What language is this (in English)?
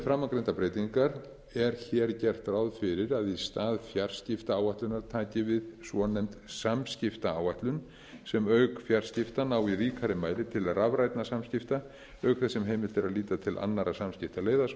Icelandic